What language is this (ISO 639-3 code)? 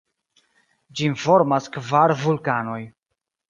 epo